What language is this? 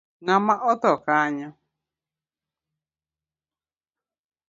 Luo (Kenya and Tanzania)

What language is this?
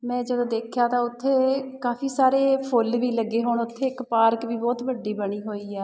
Punjabi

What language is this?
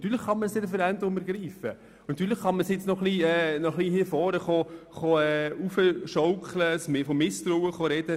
Swiss German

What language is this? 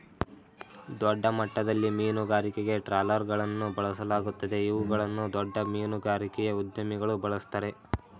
Kannada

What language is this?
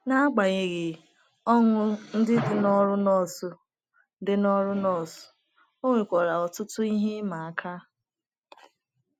Igbo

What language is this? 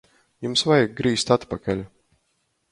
Latgalian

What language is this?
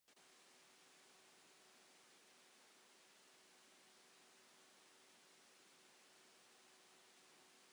Welsh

